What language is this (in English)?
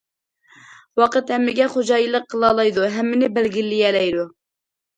Uyghur